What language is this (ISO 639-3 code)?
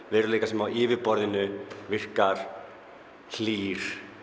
isl